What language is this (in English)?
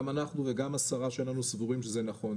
Hebrew